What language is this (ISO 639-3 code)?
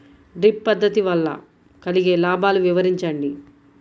tel